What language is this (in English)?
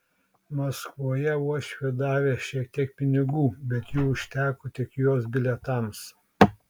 Lithuanian